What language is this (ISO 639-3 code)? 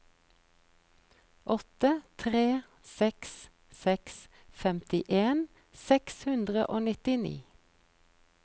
nor